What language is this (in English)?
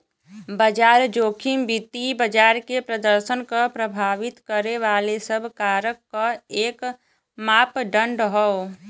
Bhojpuri